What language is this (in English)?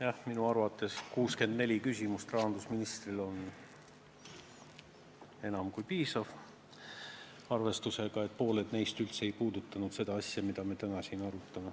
Estonian